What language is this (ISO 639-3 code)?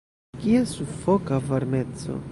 epo